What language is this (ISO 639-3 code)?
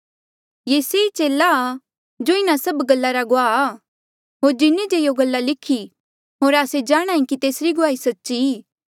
mjl